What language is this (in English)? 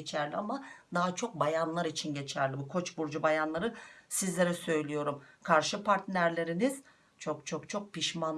Turkish